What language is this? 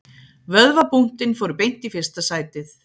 Icelandic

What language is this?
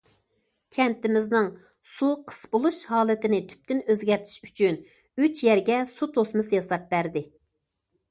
Uyghur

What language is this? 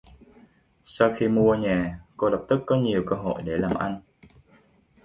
Vietnamese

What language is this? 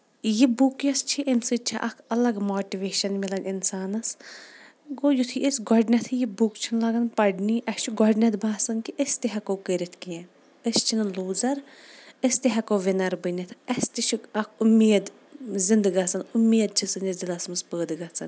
Kashmiri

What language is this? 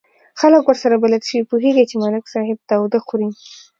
Pashto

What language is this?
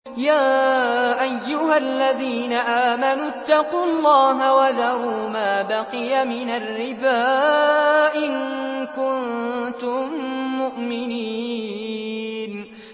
Arabic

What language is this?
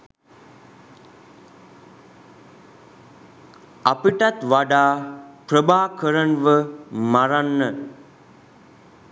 Sinhala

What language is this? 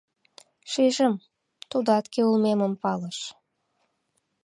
Mari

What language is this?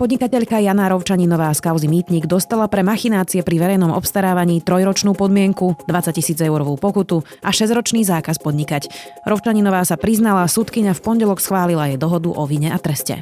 Slovak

